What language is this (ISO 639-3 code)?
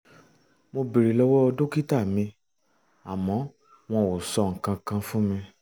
yor